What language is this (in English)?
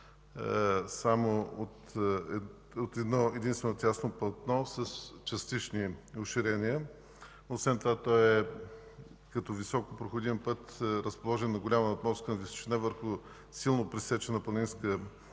Bulgarian